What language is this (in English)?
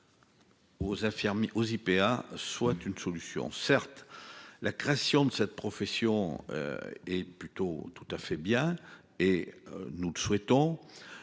French